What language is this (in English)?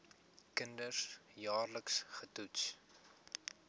Afrikaans